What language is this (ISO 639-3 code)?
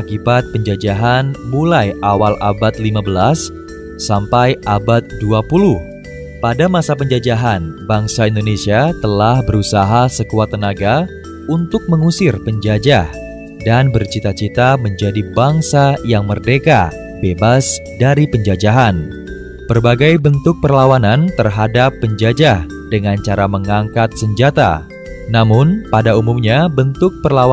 ind